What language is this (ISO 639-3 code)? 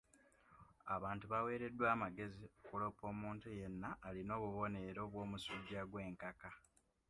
lug